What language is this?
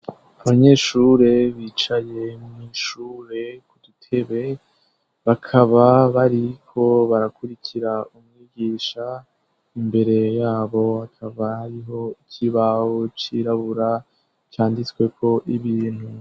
Rundi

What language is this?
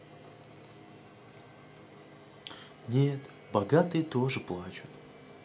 Russian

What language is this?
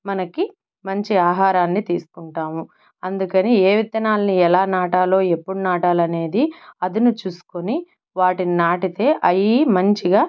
Telugu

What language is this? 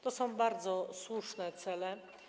Polish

